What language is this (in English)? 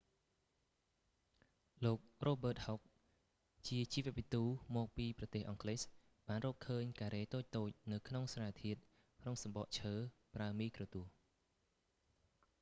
Khmer